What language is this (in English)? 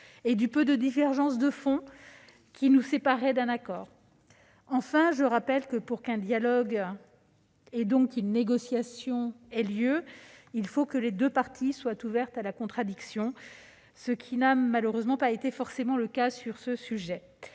French